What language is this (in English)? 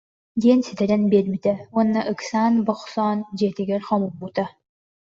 Yakut